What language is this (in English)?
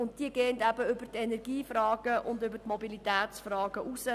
Swiss German